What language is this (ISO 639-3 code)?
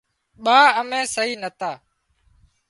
kxp